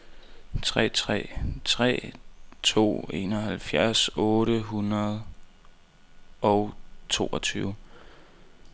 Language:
Danish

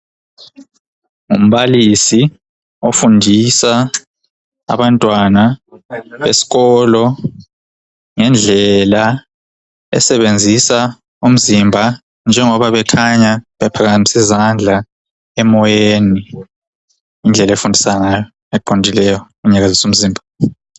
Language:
North Ndebele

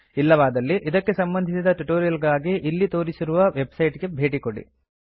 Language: Kannada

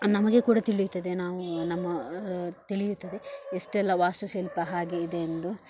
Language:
Kannada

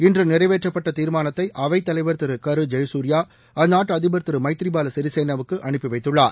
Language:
Tamil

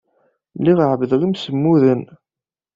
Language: Kabyle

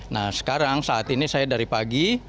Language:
Indonesian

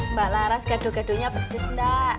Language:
Indonesian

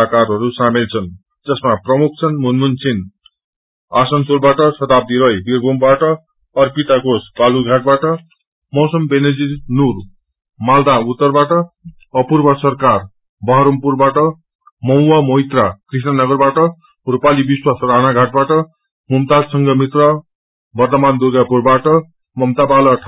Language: Nepali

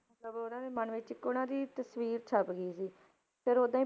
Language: Punjabi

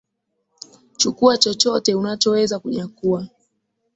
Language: Swahili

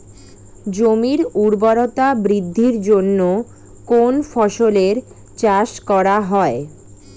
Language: Bangla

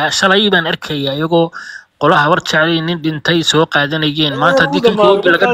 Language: Arabic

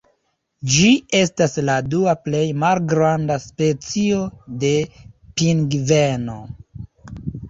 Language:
Esperanto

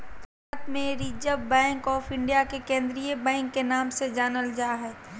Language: Magahi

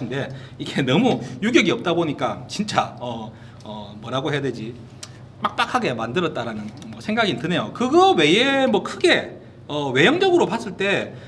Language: Korean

